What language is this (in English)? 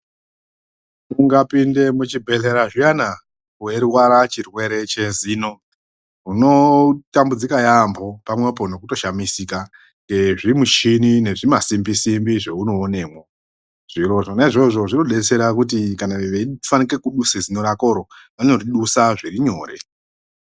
Ndau